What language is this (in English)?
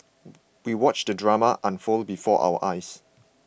English